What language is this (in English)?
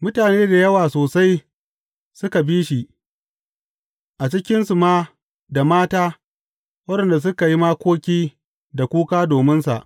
Hausa